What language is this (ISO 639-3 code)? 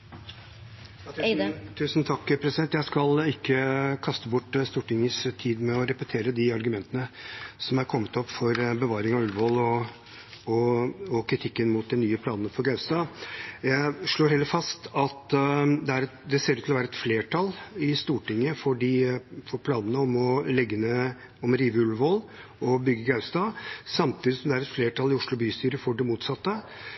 nor